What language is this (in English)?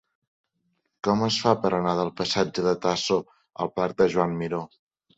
Catalan